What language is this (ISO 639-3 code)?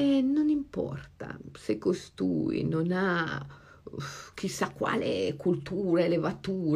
ita